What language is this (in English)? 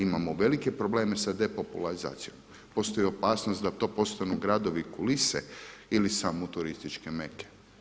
Croatian